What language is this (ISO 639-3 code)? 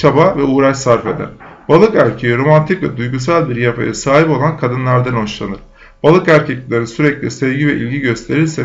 tur